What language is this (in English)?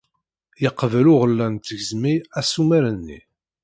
Kabyle